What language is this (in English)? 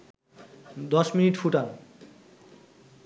Bangla